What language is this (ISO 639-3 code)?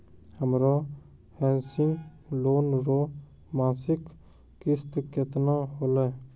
mai